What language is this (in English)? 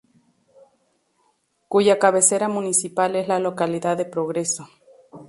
Spanish